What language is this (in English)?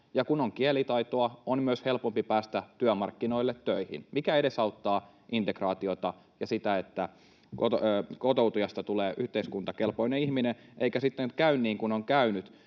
Finnish